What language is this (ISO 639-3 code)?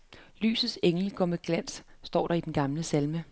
dan